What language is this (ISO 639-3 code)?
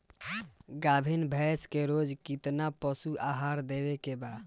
bho